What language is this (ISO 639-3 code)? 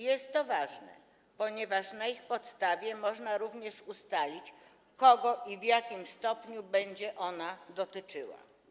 pol